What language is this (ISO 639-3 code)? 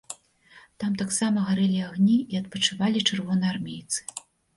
bel